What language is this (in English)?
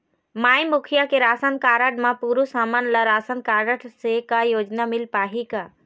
Chhattisgarhi